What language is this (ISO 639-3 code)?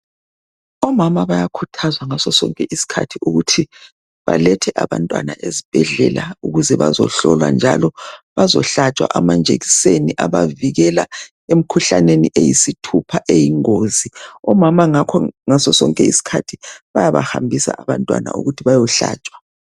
nde